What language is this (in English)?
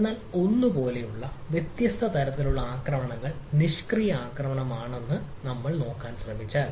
Malayalam